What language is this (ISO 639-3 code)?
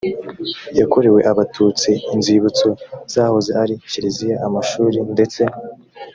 kin